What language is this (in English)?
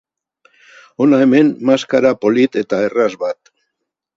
Basque